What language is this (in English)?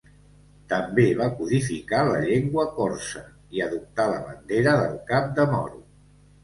Catalan